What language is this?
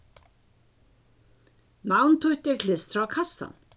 Faroese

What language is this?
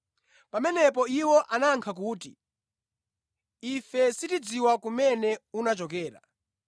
Nyanja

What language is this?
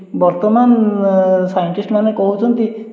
Odia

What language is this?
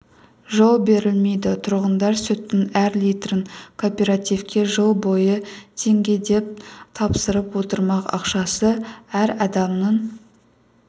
Kazakh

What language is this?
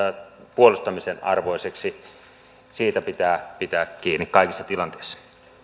Finnish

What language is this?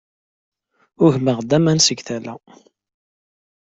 Kabyle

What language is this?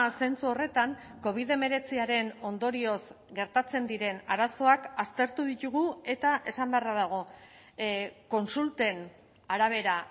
Basque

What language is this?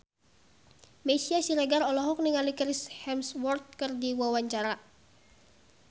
Sundanese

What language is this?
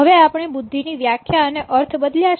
Gujarati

